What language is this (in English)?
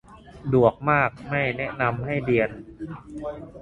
Thai